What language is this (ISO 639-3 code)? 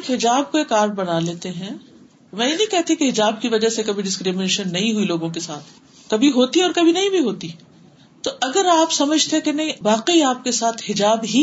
urd